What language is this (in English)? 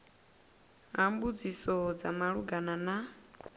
Venda